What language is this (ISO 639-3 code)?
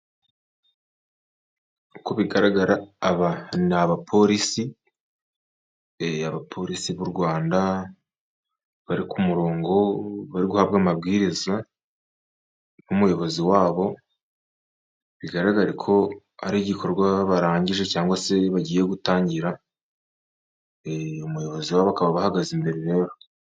kin